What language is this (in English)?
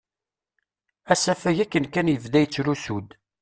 Kabyle